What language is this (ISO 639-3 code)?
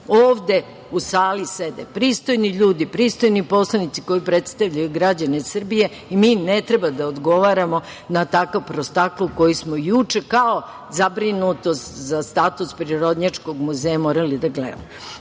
srp